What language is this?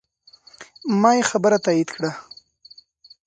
Pashto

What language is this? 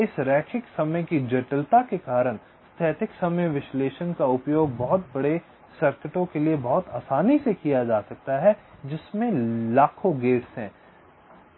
Hindi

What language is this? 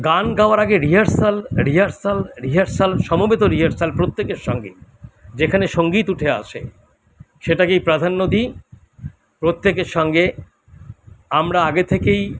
Bangla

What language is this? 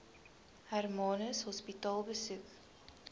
Afrikaans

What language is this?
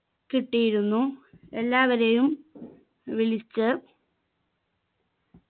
Malayalam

